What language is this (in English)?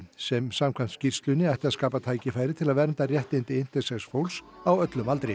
Icelandic